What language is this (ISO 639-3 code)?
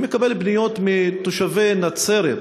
heb